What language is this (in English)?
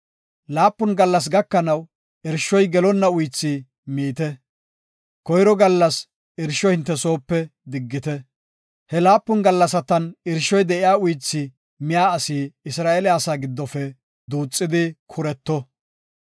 Gofa